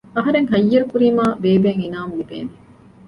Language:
Divehi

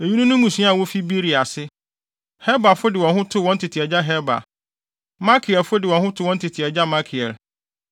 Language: Akan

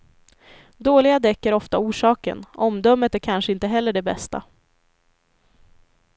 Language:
Swedish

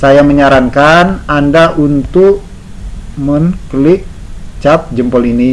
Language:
Indonesian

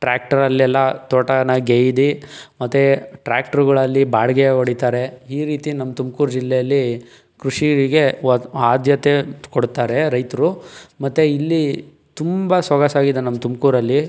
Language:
Kannada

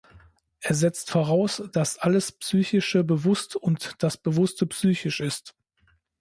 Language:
German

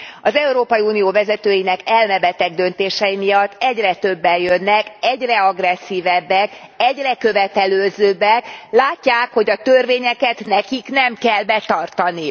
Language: Hungarian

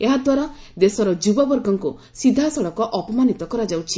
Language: Odia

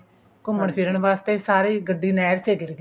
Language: Punjabi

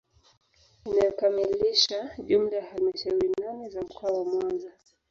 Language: Swahili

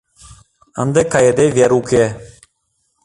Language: Mari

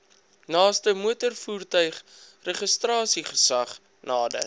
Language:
Afrikaans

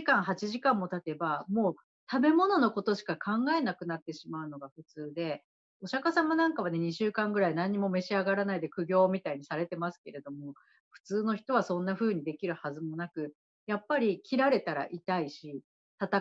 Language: Japanese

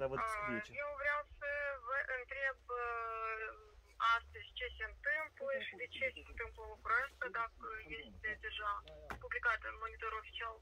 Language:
Romanian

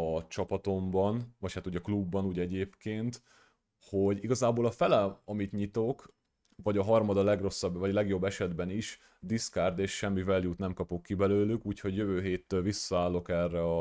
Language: Hungarian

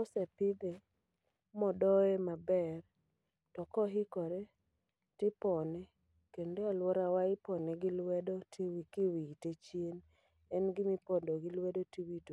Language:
Luo (Kenya and Tanzania)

